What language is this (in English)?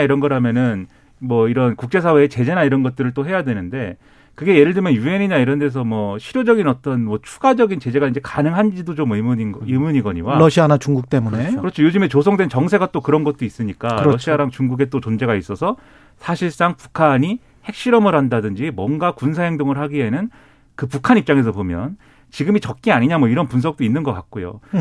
Korean